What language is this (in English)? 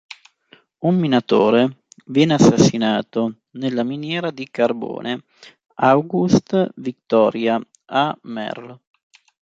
Italian